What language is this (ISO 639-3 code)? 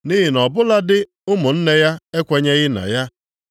ibo